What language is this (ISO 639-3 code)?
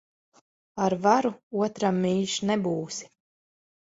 lav